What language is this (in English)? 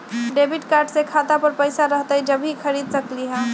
Magahi